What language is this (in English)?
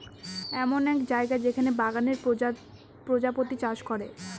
Bangla